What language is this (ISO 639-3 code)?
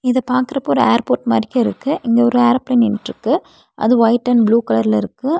tam